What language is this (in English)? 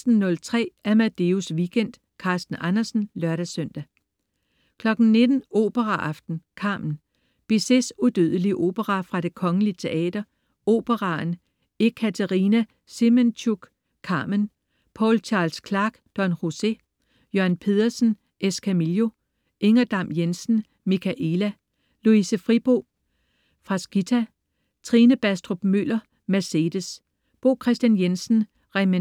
Danish